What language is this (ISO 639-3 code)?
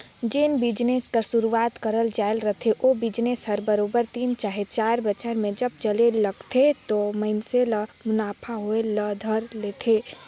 hne